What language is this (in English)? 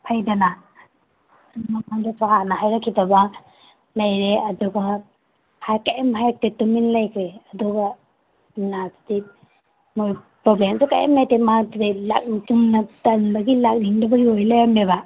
Manipuri